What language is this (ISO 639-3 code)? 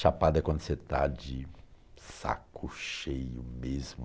por